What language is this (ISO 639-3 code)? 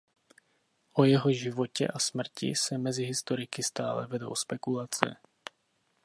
ces